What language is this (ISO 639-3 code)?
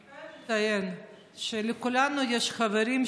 heb